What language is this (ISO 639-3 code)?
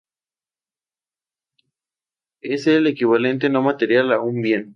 spa